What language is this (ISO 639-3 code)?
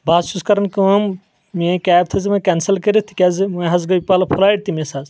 kas